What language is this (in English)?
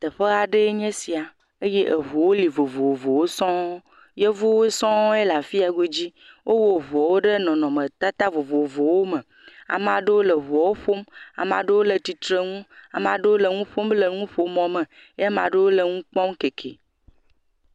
Ewe